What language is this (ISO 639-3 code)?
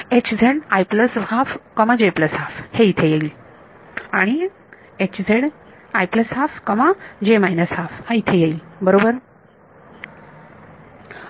mar